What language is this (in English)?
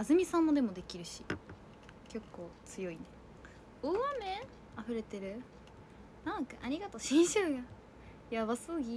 Japanese